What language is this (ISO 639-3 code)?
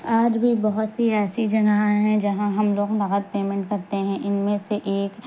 urd